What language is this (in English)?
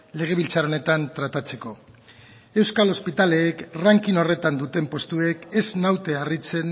Basque